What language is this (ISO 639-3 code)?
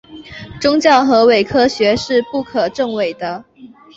zho